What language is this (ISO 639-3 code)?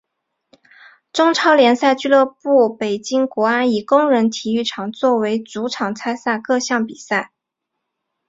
zho